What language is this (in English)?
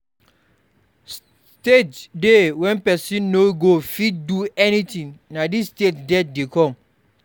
Nigerian Pidgin